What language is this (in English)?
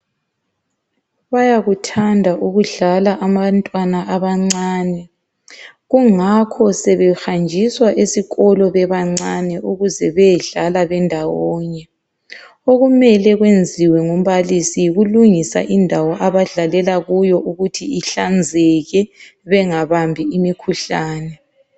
North Ndebele